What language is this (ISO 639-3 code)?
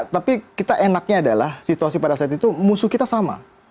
ind